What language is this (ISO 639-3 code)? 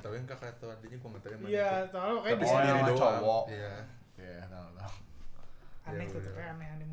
ind